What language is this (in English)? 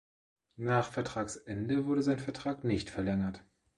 German